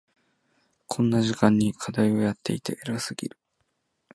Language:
Japanese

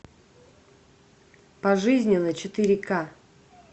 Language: Russian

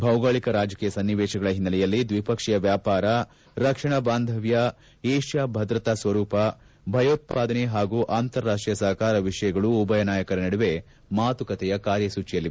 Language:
Kannada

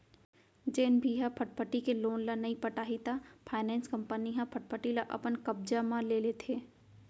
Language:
Chhattisgarhi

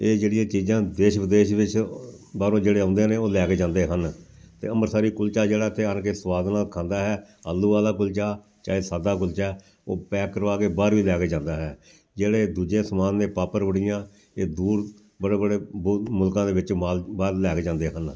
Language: Punjabi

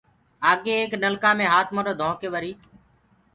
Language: Gurgula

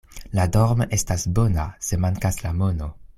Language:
Esperanto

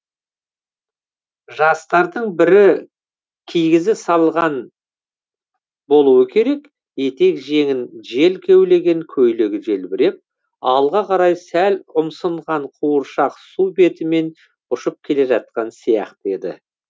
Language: Kazakh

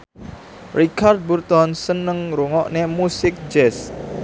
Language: Javanese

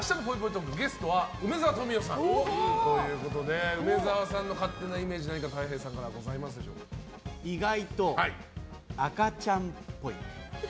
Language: Japanese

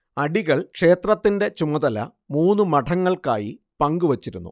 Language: Malayalam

